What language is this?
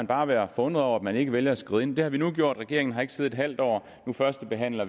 Danish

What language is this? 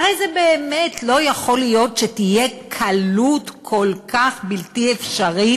Hebrew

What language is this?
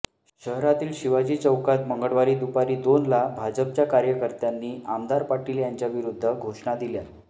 Marathi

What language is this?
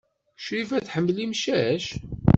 Kabyle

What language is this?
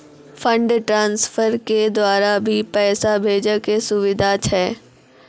Maithili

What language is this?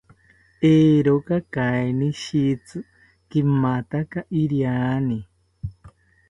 South Ucayali Ashéninka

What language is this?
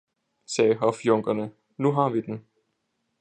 Danish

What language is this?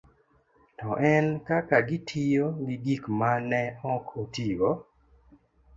Luo (Kenya and Tanzania)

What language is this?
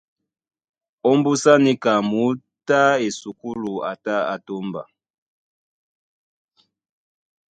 Duala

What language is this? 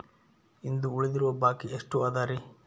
Kannada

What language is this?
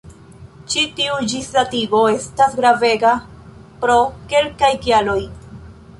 Esperanto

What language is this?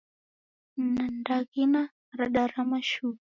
Taita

